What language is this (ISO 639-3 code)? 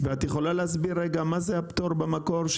heb